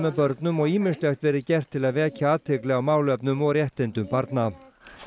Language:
Icelandic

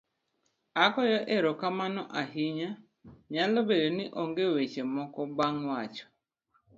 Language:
Luo (Kenya and Tanzania)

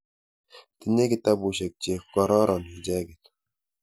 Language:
Kalenjin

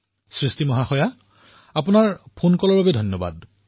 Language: Assamese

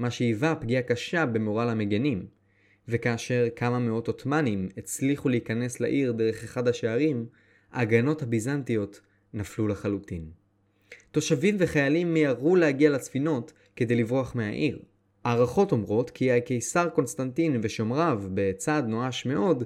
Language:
Hebrew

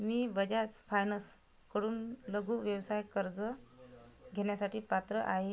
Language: Marathi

